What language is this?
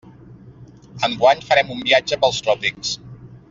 Catalan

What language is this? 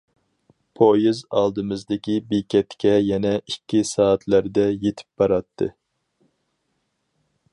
Uyghur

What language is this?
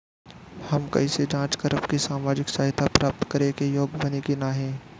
Bhojpuri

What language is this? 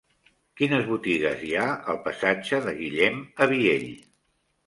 Catalan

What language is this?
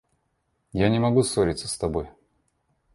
Russian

